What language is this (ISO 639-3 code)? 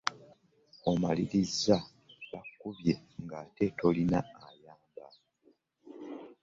lug